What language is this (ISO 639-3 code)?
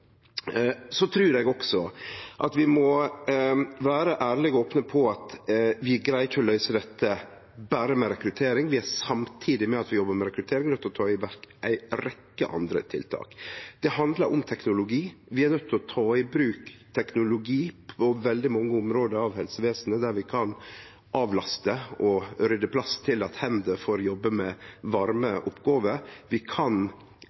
nno